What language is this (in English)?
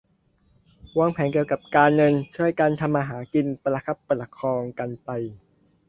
Thai